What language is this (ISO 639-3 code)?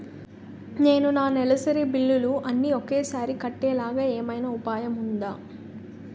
tel